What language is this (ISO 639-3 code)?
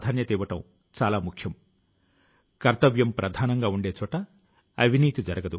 tel